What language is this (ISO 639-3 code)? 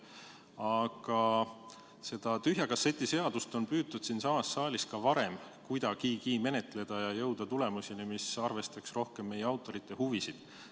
est